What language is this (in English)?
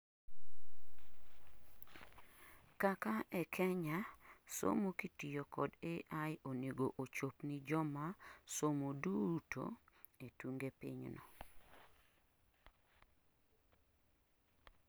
Luo (Kenya and Tanzania)